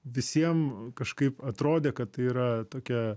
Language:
Lithuanian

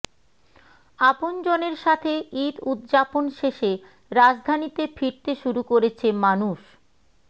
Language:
Bangla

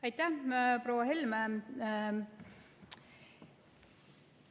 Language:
Estonian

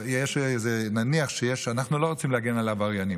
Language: Hebrew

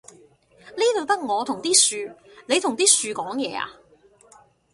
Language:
Cantonese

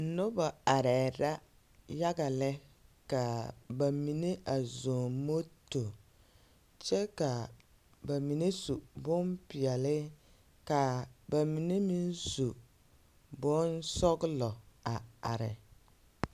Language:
Southern Dagaare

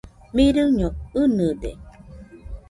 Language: Nüpode Huitoto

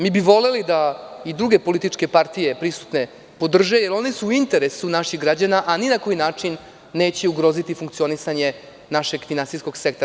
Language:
Serbian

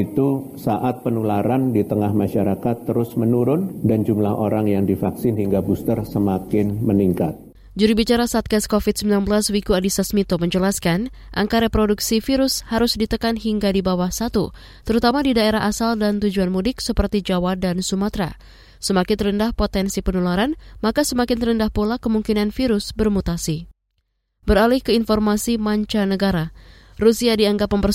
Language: Indonesian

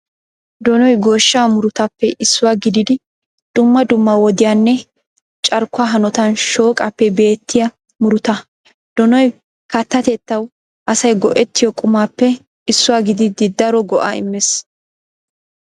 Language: Wolaytta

